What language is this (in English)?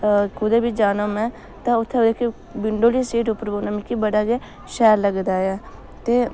Dogri